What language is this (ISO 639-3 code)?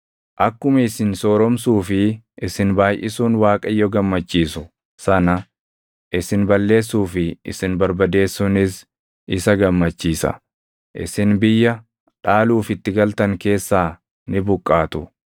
orm